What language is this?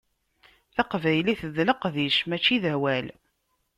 Kabyle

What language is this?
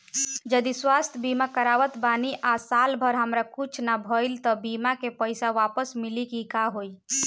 Bhojpuri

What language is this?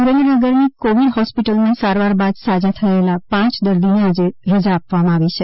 Gujarati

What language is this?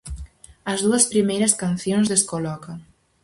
Galician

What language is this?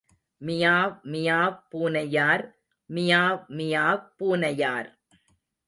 Tamil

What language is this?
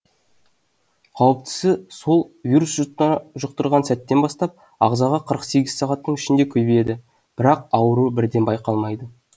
Kazakh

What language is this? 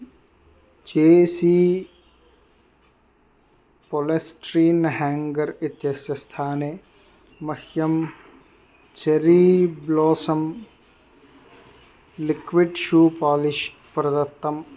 Sanskrit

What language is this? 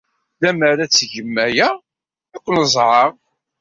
Kabyle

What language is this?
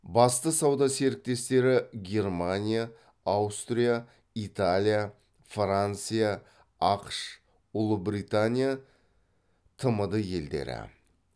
Kazakh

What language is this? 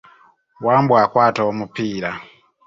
Ganda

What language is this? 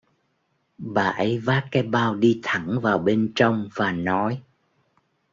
Vietnamese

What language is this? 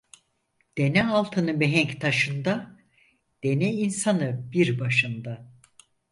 Turkish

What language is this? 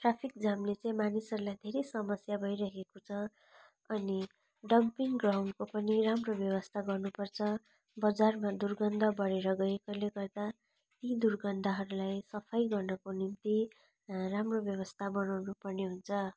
Nepali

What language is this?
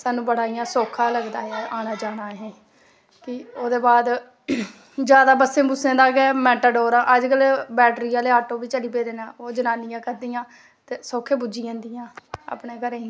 Dogri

